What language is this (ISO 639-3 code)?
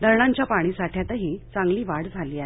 mar